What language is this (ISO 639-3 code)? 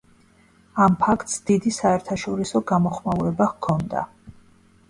kat